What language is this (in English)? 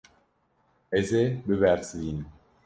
Kurdish